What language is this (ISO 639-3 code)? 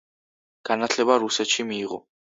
kat